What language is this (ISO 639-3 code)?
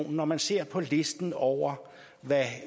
dan